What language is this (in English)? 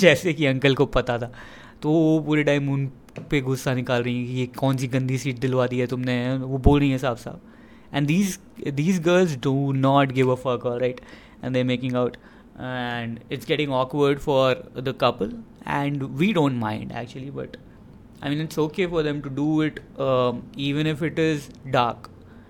Hindi